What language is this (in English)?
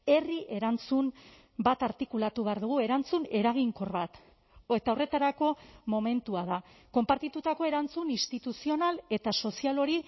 Basque